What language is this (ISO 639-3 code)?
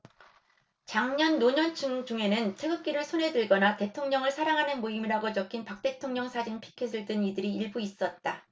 kor